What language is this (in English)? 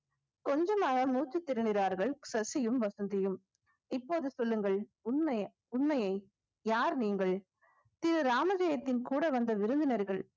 Tamil